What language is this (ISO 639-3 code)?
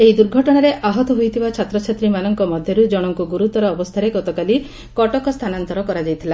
ori